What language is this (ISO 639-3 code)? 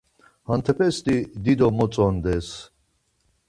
lzz